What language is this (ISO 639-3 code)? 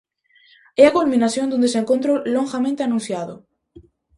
glg